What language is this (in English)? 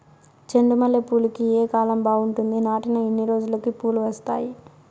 Telugu